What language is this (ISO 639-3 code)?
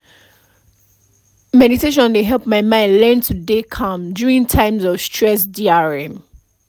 pcm